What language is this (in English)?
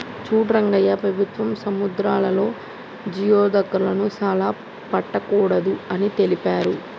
Telugu